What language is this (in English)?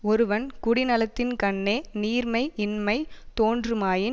Tamil